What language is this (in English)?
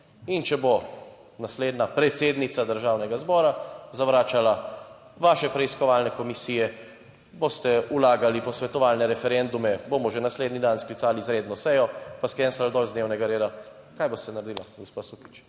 Slovenian